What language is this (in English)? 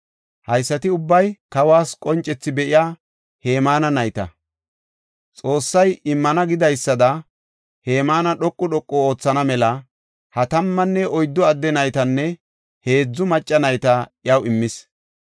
Gofa